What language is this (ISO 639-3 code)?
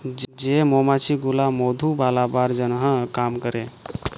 ben